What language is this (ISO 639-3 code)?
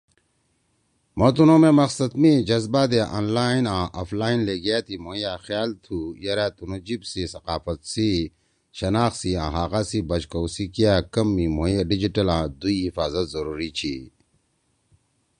trw